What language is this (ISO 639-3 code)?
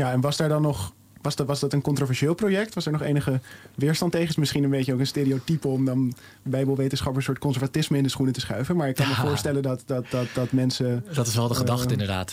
nld